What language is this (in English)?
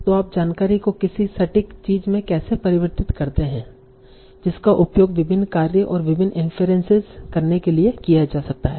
Hindi